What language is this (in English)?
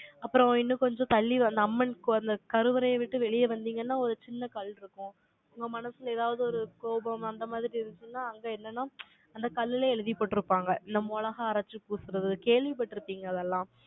Tamil